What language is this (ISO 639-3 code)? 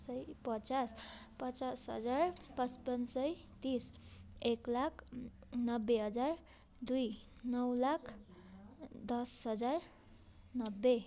nep